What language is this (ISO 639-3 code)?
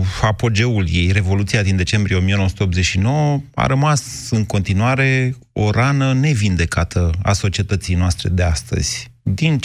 ron